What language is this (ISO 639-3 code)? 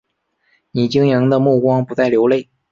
zho